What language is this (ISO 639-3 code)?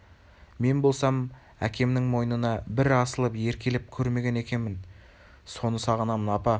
kaz